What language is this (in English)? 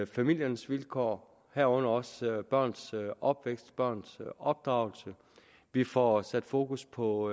Danish